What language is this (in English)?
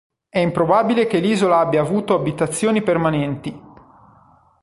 Italian